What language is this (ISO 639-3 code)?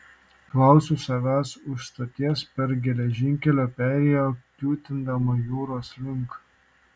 lit